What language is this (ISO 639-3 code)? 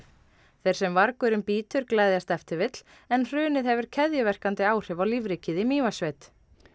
isl